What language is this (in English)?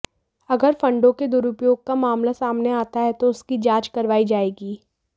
Hindi